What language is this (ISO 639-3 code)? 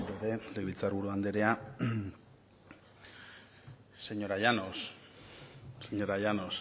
eus